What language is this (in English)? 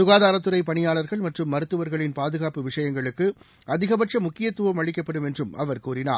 Tamil